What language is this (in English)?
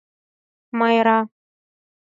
Mari